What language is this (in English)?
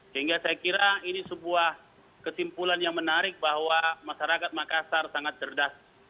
Indonesian